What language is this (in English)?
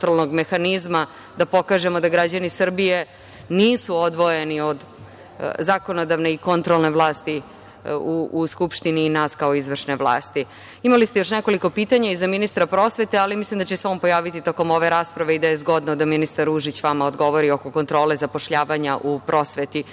Serbian